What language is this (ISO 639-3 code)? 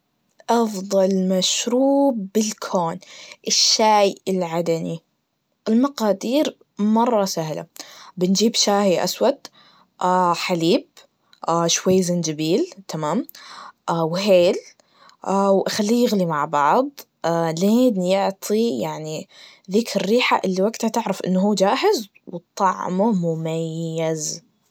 ars